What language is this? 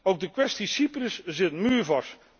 Dutch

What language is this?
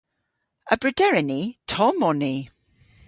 Cornish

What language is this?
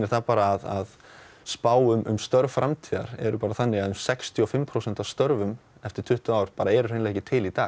Icelandic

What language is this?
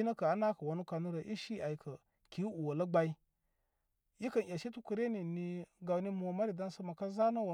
Koma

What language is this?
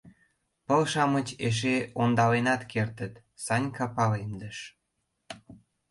Mari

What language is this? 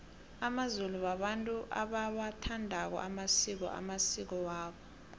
South Ndebele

